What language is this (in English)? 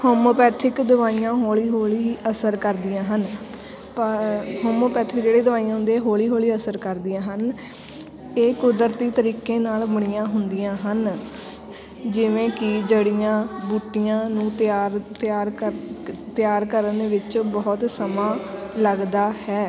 Punjabi